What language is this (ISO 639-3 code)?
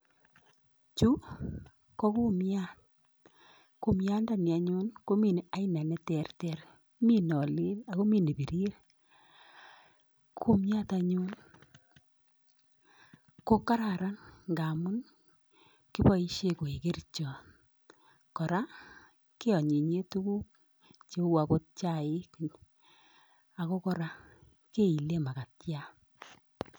kln